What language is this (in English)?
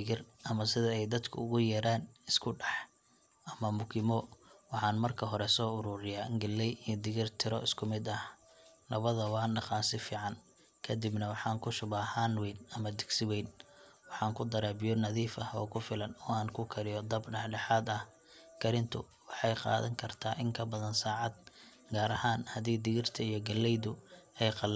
Somali